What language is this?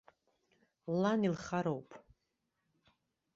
Abkhazian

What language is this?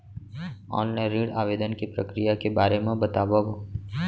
Chhattisgarhi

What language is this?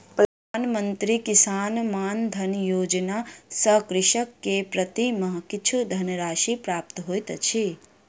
Maithili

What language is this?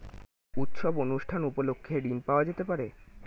Bangla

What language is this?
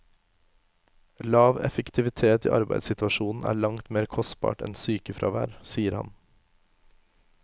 Norwegian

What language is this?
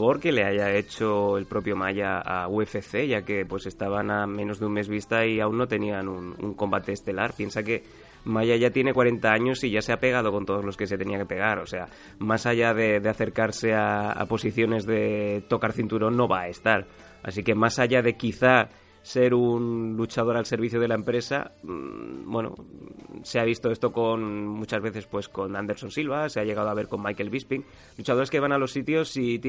Spanish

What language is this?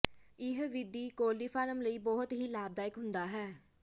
Punjabi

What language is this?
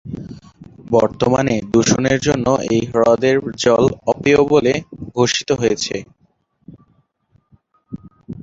Bangla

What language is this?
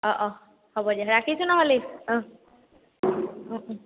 Assamese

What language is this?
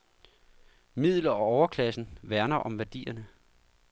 Danish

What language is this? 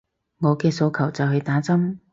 Cantonese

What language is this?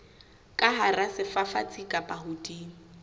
Southern Sotho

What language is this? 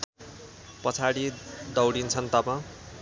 Nepali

